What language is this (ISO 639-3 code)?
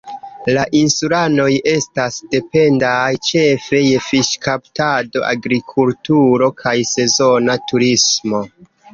epo